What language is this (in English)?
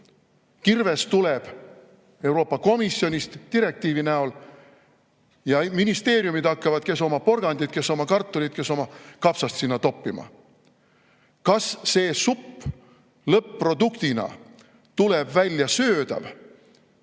Estonian